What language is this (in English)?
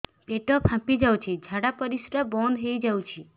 Odia